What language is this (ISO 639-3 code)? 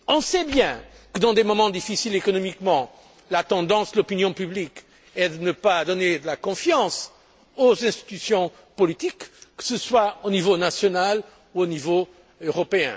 fra